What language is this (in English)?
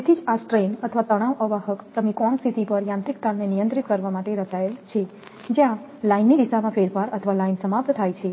Gujarati